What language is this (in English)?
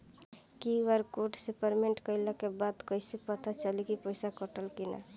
Bhojpuri